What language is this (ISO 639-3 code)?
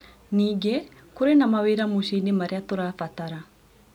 kik